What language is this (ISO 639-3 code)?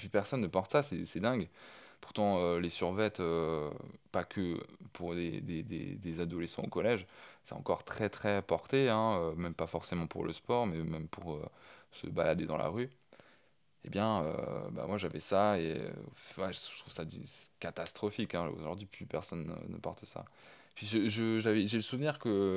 fra